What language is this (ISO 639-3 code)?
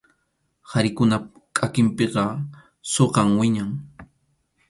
qxu